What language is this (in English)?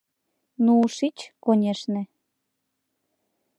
Mari